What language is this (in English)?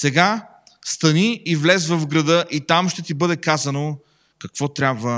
Bulgarian